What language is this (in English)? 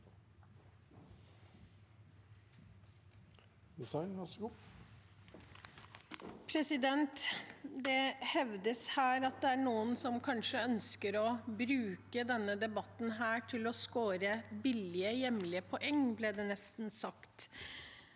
Norwegian